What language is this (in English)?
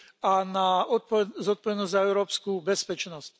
Slovak